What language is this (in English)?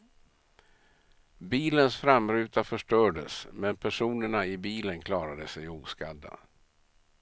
Swedish